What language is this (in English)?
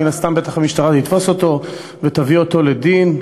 Hebrew